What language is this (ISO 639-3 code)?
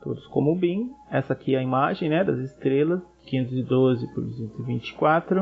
por